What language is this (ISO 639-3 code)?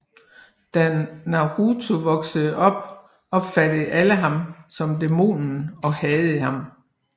dan